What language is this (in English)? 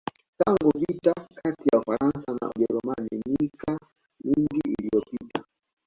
Swahili